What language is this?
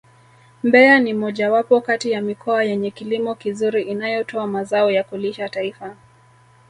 Swahili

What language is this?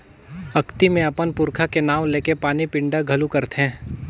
Chhattisgarhi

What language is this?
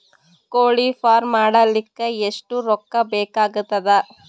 Kannada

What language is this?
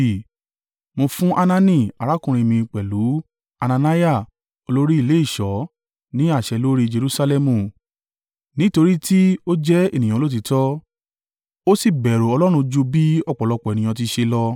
Yoruba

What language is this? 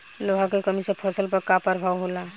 Bhojpuri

